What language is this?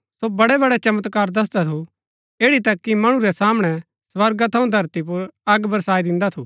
Gaddi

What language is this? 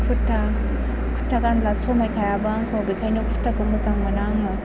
Bodo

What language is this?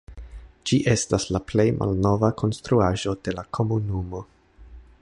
Esperanto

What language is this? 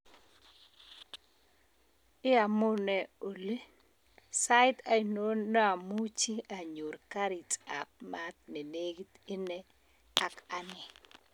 Kalenjin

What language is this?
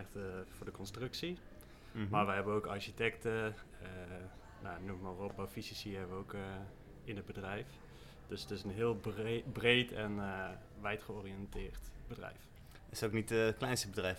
Dutch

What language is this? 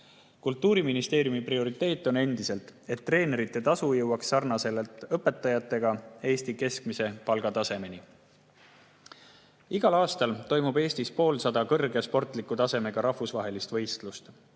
Estonian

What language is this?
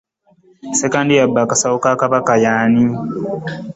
Ganda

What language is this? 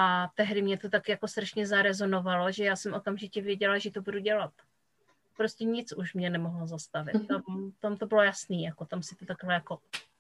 Czech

